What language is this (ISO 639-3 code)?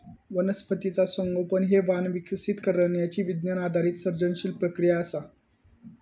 mar